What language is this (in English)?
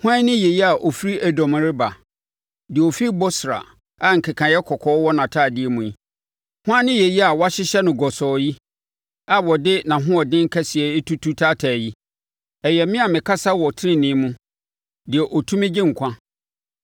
Akan